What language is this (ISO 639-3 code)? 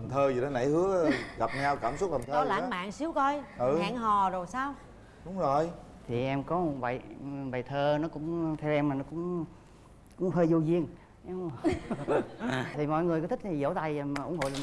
vie